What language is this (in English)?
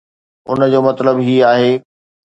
Sindhi